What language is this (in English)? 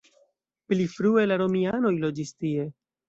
Esperanto